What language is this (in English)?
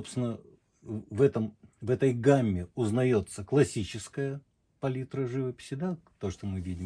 Russian